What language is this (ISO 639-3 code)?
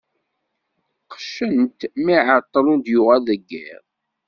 kab